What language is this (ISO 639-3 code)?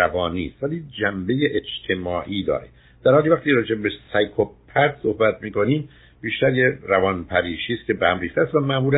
fas